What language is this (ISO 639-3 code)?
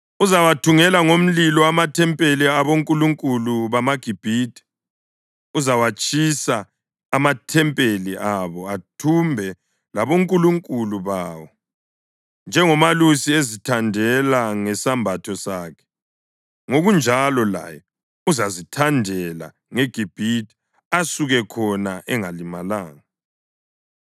nde